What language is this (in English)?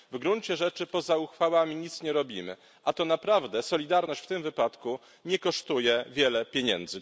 Polish